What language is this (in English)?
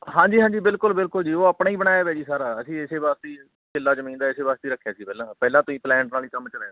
Punjabi